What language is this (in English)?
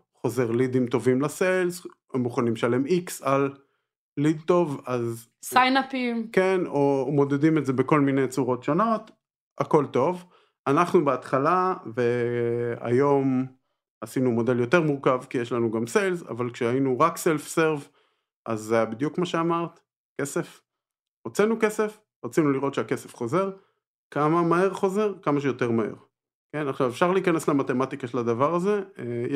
Hebrew